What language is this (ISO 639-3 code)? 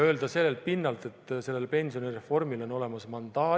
est